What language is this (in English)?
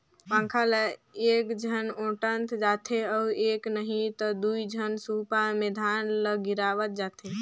Chhattisgarhi